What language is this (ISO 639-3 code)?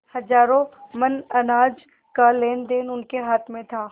hin